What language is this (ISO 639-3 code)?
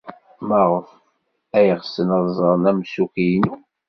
kab